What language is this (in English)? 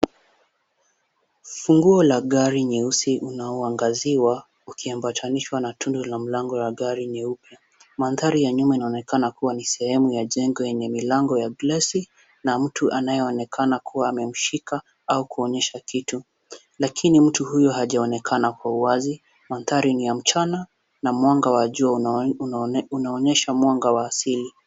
Swahili